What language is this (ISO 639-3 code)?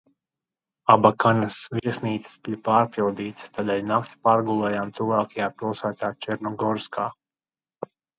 lav